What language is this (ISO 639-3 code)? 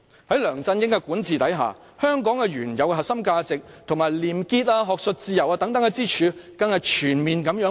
yue